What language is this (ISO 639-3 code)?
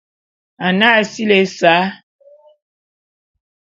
bum